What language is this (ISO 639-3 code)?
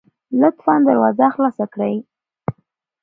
pus